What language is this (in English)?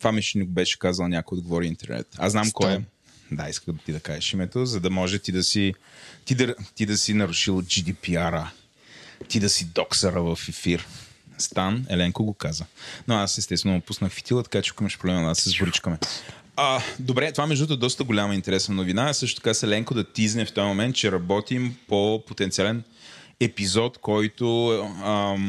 Bulgarian